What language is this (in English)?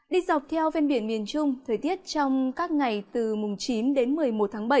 Vietnamese